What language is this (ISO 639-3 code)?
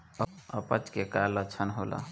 bho